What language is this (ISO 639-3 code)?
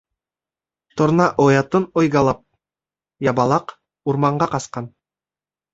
bak